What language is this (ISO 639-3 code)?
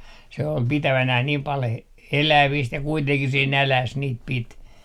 fin